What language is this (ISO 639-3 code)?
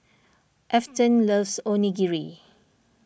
eng